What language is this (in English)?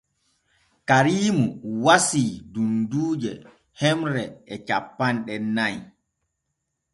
Borgu Fulfulde